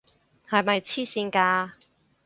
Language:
Cantonese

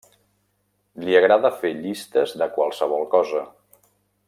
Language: Catalan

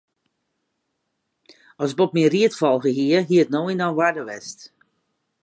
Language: Western Frisian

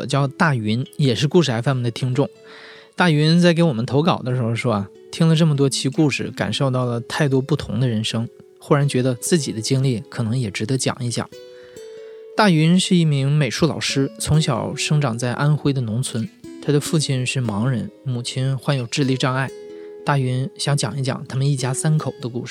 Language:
Chinese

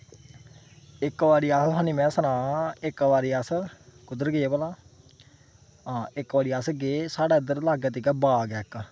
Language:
Dogri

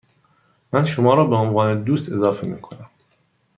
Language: Persian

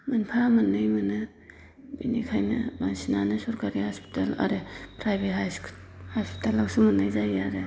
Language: Bodo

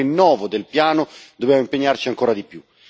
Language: Italian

